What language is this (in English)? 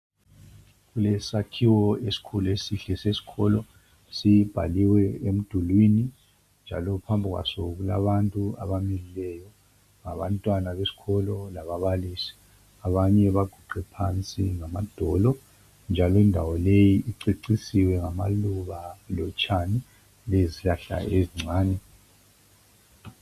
North Ndebele